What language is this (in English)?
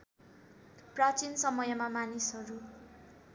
Nepali